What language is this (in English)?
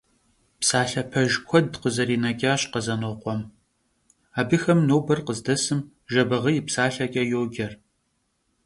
Kabardian